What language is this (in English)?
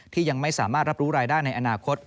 Thai